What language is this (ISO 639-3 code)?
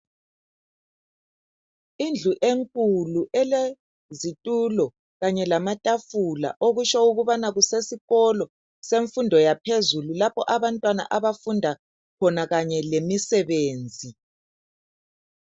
nde